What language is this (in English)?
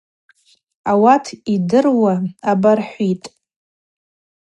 Abaza